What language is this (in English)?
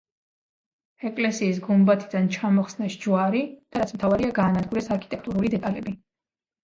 Georgian